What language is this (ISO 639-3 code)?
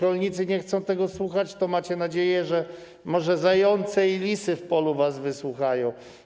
pol